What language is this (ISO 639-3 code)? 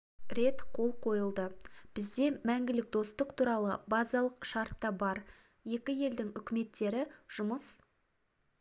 kaz